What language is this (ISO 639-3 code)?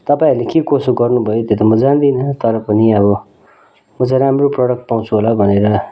nep